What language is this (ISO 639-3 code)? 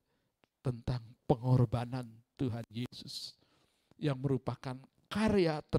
ind